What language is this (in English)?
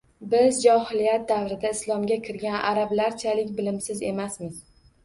Uzbek